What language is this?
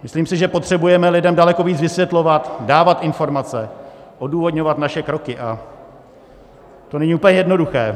Czech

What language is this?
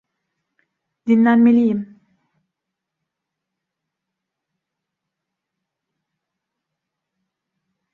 Turkish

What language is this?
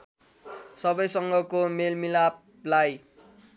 Nepali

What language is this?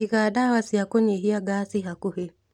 Kikuyu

